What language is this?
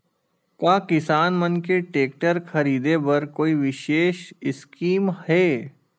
Chhattisgarhi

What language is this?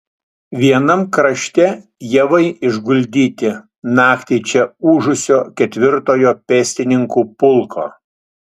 Lithuanian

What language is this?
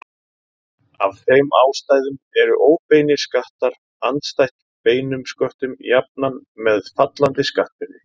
Icelandic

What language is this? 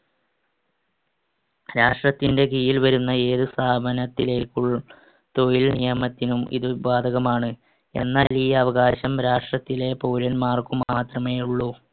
Malayalam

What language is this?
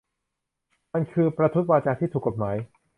Thai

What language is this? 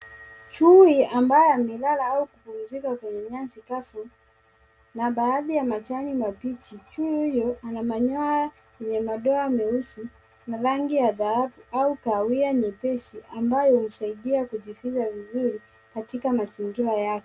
Swahili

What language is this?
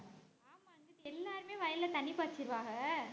Tamil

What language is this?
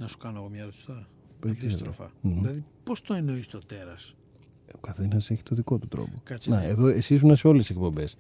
Greek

